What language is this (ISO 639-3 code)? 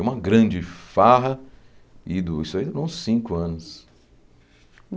por